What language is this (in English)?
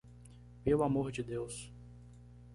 Portuguese